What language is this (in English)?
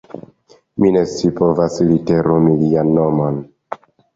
Esperanto